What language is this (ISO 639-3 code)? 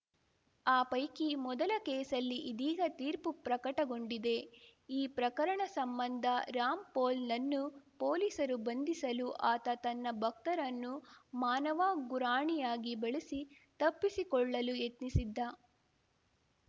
kan